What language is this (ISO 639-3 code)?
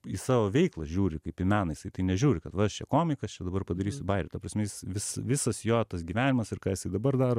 lit